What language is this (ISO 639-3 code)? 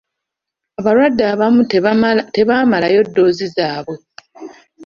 lug